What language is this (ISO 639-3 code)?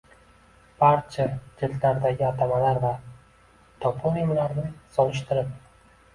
uzb